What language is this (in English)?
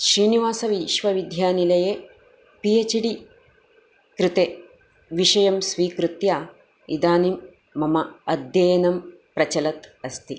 Sanskrit